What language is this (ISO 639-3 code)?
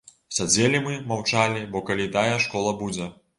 bel